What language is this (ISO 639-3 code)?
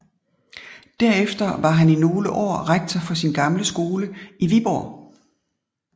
dan